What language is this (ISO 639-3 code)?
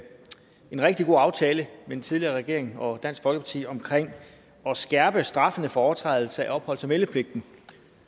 dan